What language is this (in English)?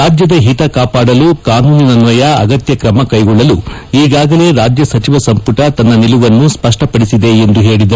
Kannada